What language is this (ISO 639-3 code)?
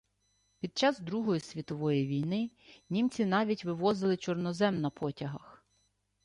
ukr